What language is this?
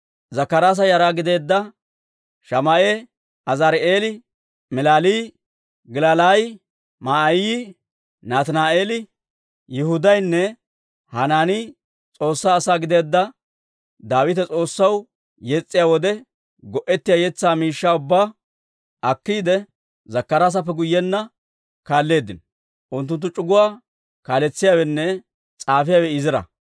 Dawro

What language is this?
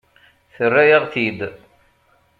Kabyle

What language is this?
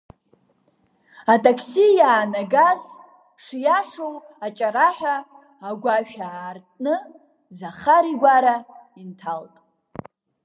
Abkhazian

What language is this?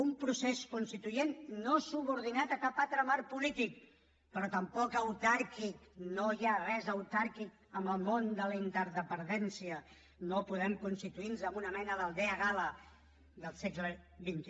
Catalan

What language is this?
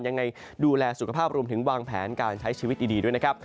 Thai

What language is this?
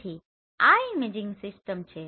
Gujarati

